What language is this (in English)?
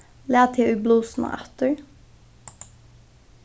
Faroese